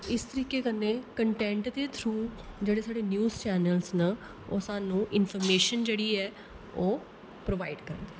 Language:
Dogri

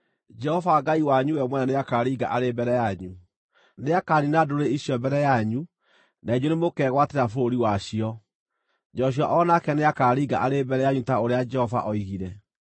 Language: Kikuyu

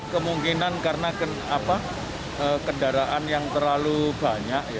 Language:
Indonesian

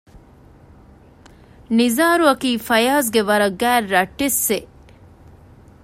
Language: Divehi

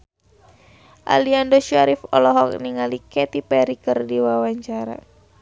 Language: Sundanese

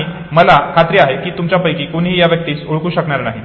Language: Marathi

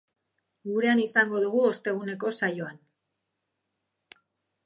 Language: Basque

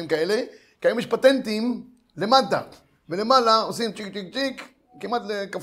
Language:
Hebrew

